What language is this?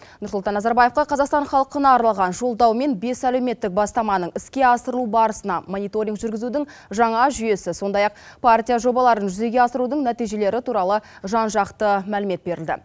Kazakh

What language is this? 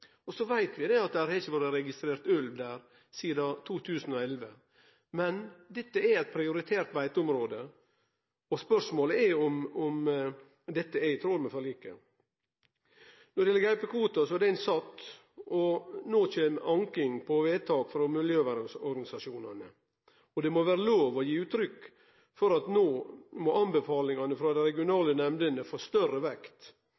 Norwegian Nynorsk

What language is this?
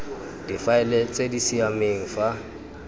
Tswana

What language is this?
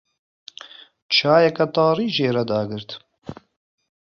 Kurdish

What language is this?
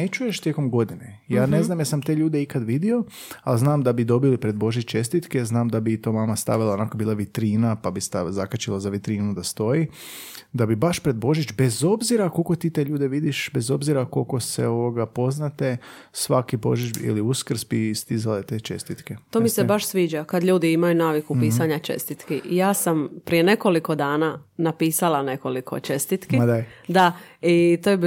Croatian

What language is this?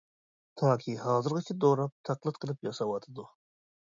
Uyghur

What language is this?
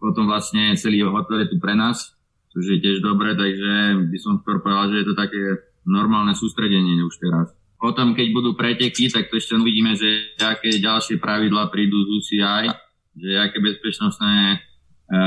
Slovak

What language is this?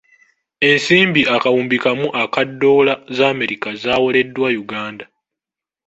Ganda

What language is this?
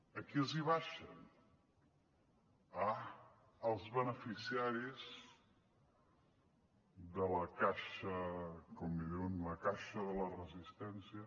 Catalan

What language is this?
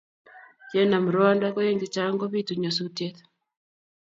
Kalenjin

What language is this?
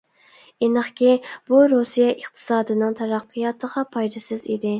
Uyghur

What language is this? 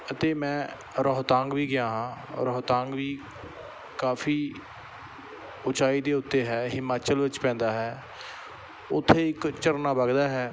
Punjabi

